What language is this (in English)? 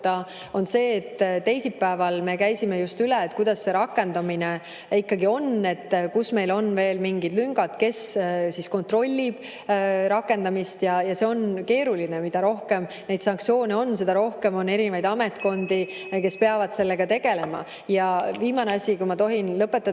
Estonian